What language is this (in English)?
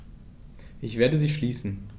German